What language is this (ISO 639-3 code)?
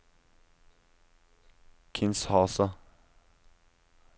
nor